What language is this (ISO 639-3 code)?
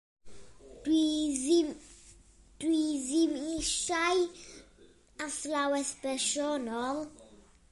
cym